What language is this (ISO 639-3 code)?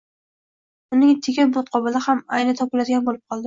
uzb